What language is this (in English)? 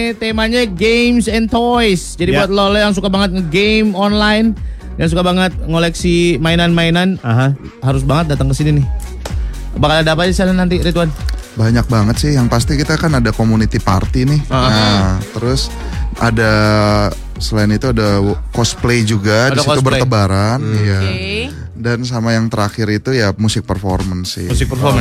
Indonesian